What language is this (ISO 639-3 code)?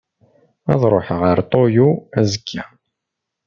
kab